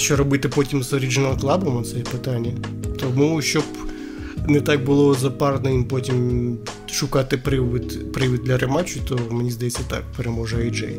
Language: Ukrainian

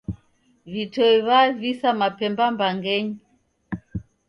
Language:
Taita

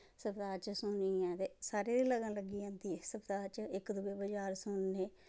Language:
Dogri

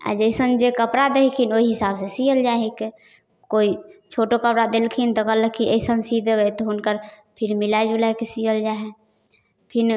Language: Maithili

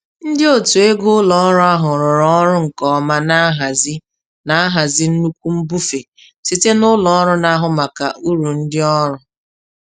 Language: Igbo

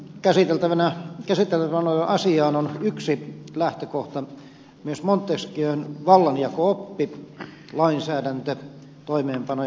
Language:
Finnish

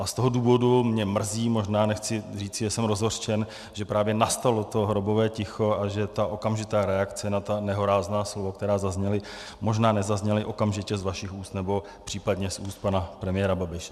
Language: Czech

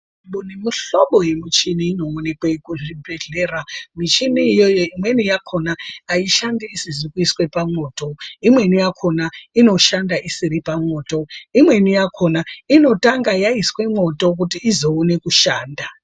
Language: Ndau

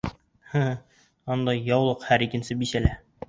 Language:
Bashkir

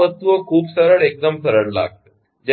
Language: Gujarati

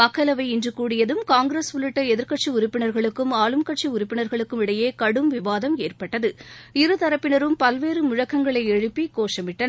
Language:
Tamil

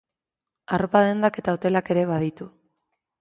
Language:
Basque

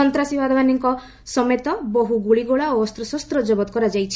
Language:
Odia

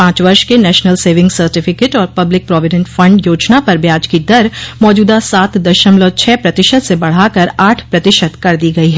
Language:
Hindi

